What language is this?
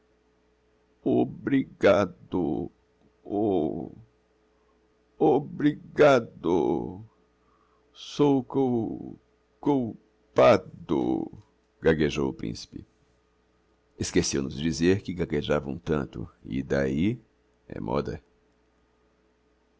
Portuguese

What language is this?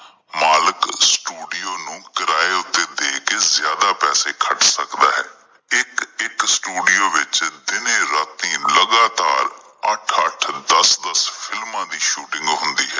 Punjabi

